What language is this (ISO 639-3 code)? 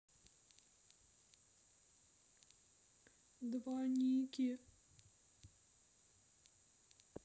rus